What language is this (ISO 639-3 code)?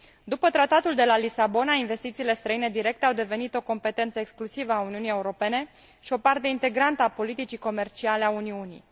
ron